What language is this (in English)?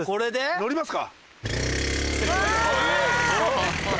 Japanese